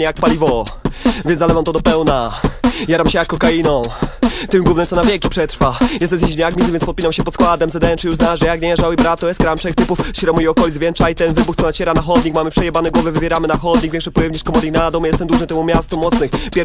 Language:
Polish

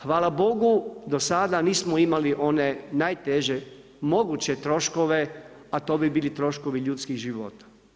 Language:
Croatian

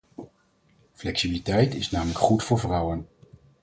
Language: Dutch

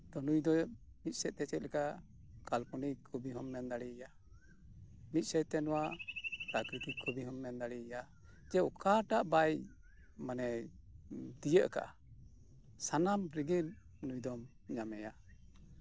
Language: Santali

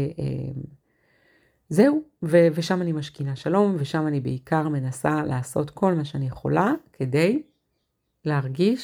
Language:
Hebrew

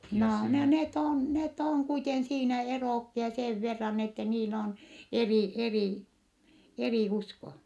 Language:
Finnish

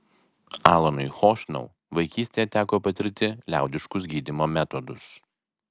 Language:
Lithuanian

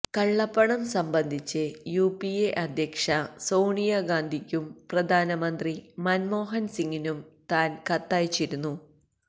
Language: Malayalam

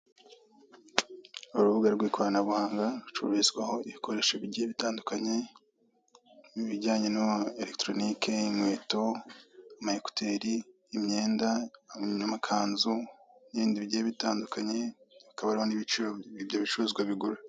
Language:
Kinyarwanda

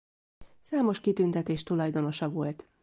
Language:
Hungarian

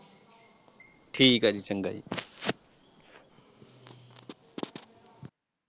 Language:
Punjabi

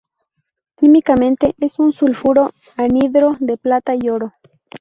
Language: Spanish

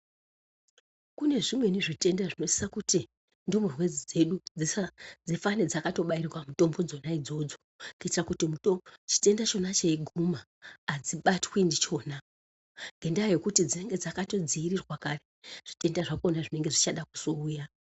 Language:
Ndau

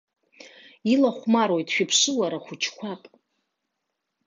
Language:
Abkhazian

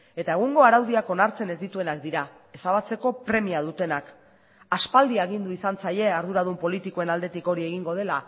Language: Basque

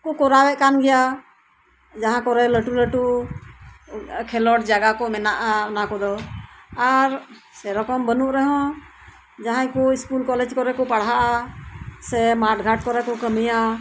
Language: Santali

